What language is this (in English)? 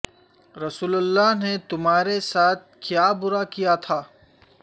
Urdu